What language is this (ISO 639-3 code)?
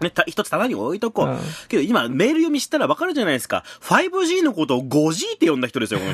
jpn